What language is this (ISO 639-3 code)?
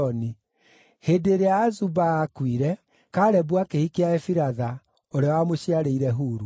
kik